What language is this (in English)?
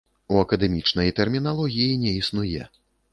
Belarusian